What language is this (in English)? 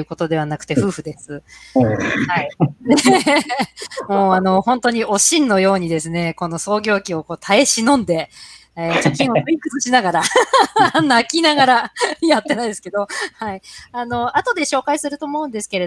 Japanese